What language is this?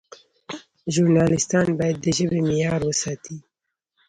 Pashto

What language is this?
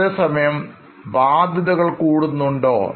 Malayalam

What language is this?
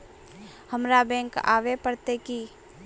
Magahi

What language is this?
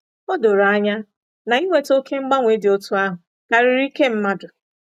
Igbo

